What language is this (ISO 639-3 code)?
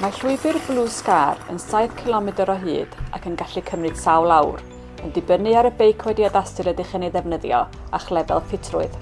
cym